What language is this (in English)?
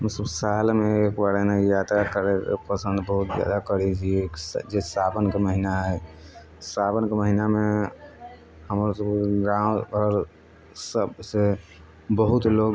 Maithili